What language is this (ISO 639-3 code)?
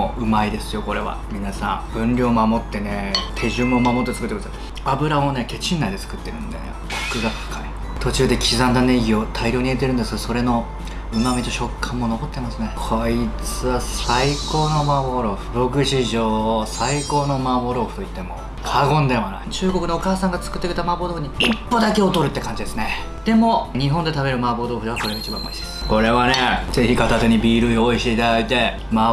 jpn